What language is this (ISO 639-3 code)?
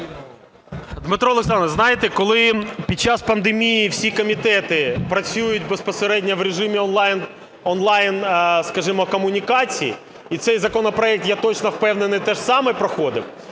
ukr